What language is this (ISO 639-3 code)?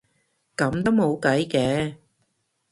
yue